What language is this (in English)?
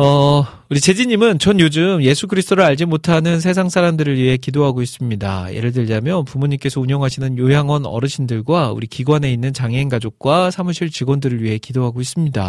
Korean